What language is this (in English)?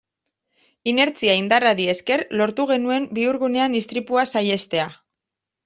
Basque